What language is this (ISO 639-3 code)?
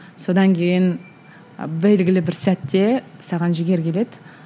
kaz